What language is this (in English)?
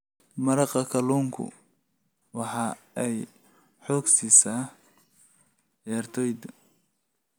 Somali